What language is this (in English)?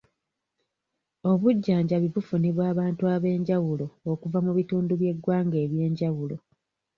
Ganda